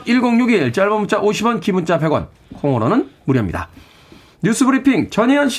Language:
Korean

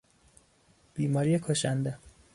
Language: Persian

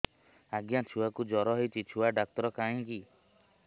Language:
Odia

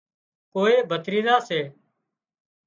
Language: Wadiyara Koli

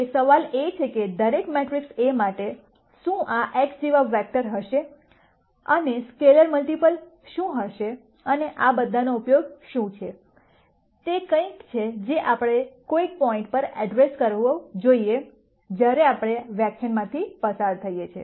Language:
Gujarati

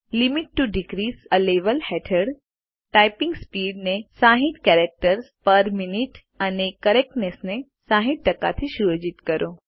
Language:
Gujarati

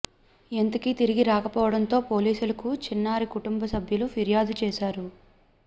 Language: Telugu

